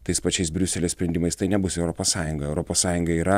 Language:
Lithuanian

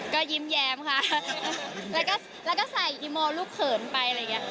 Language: Thai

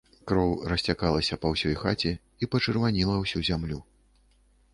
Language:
Belarusian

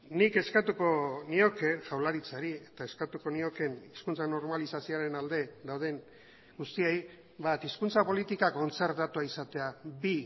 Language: Basque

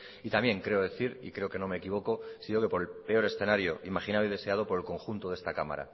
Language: Spanish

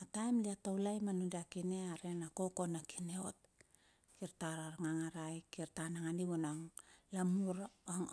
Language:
Bilur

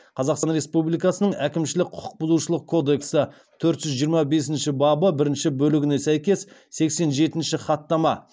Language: Kazakh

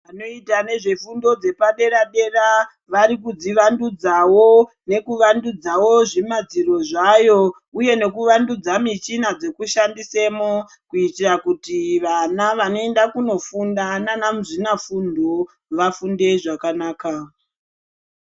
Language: Ndau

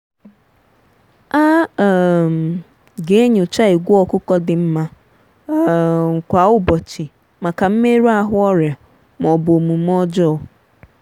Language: Igbo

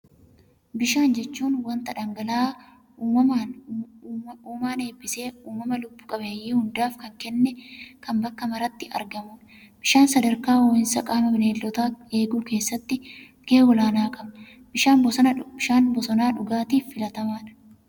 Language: Oromo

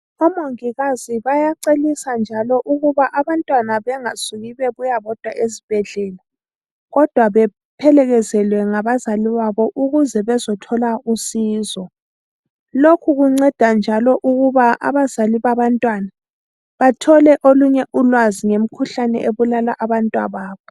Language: North Ndebele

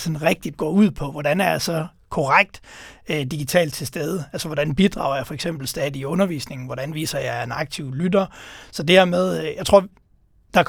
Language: Danish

